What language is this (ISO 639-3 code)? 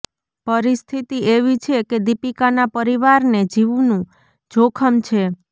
guj